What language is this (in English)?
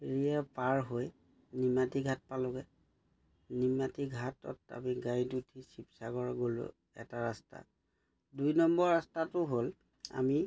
Assamese